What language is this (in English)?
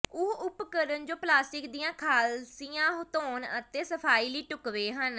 Punjabi